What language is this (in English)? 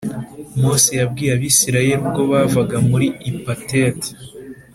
Kinyarwanda